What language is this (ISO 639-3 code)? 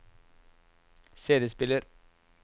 nor